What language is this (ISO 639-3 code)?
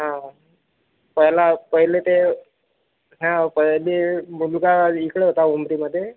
mar